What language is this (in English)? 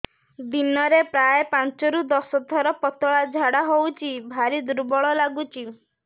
Odia